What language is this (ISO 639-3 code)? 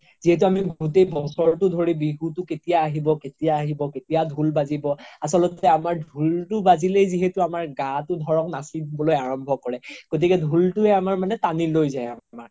asm